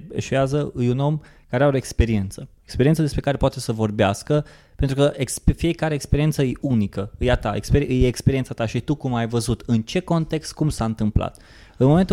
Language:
Romanian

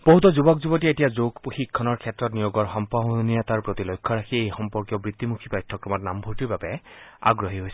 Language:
Assamese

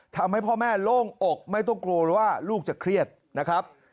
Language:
Thai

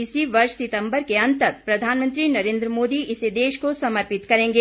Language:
Hindi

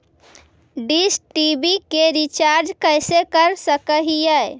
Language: Magahi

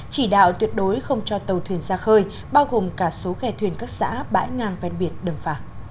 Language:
Vietnamese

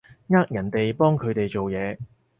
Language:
Cantonese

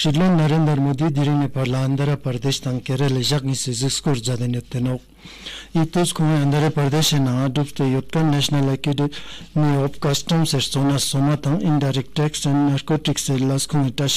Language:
Romanian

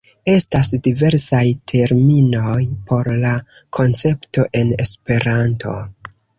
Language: Esperanto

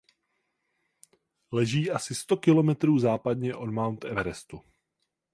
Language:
Czech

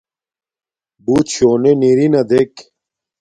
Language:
Domaaki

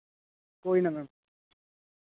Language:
Dogri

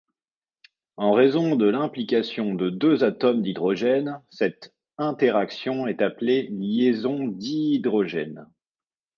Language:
French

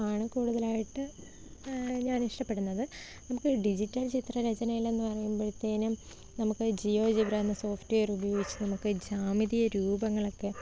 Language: Malayalam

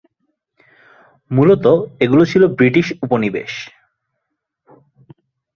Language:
Bangla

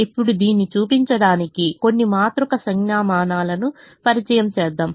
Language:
Telugu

